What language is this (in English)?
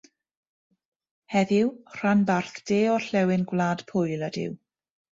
Welsh